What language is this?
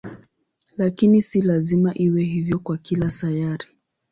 Swahili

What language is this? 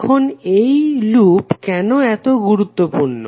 Bangla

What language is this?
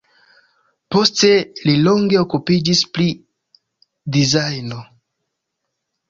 Esperanto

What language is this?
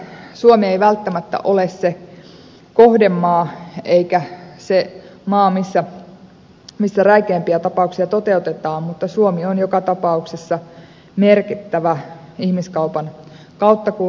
Finnish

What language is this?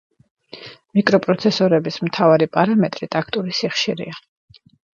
Georgian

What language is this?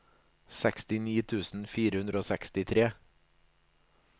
Norwegian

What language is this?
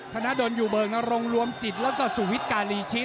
Thai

